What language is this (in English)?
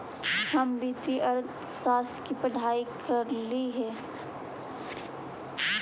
Magahi